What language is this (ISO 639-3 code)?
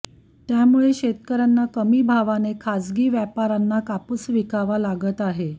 mar